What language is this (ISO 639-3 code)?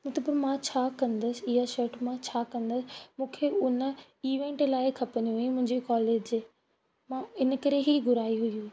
snd